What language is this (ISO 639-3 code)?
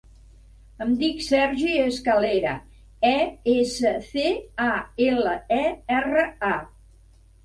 cat